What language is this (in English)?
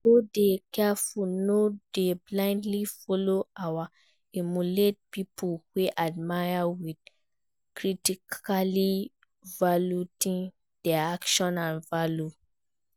Nigerian Pidgin